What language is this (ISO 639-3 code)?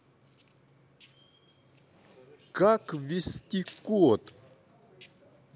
rus